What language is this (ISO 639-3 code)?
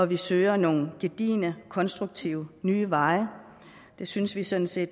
dan